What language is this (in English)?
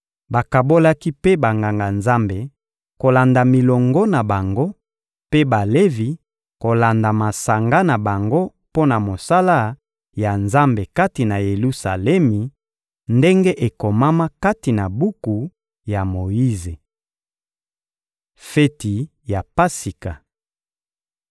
Lingala